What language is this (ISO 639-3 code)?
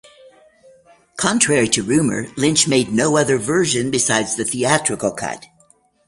eng